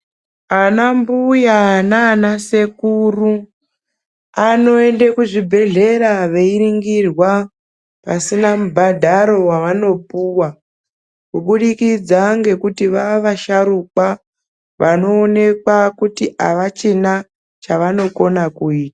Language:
Ndau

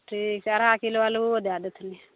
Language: Maithili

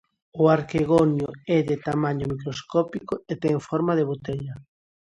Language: Galician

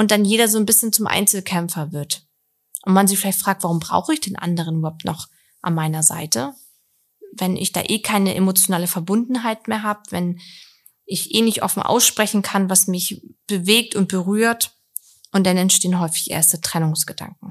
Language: German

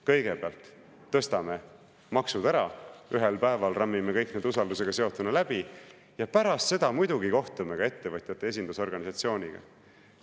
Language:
Estonian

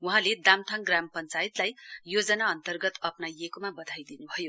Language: Nepali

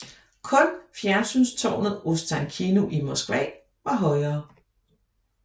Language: Danish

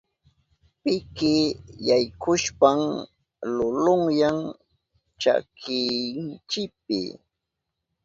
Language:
Southern Pastaza Quechua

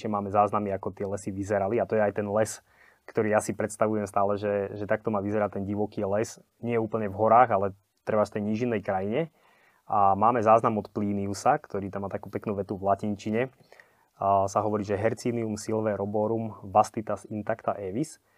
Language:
Slovak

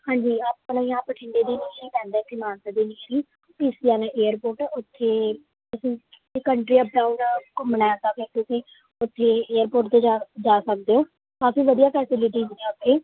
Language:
Punjabi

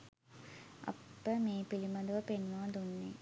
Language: Sinhala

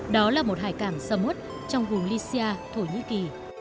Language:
Vietnamese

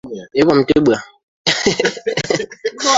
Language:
Swahili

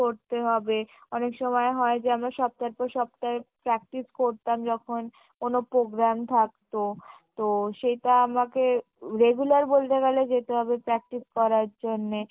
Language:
Bangla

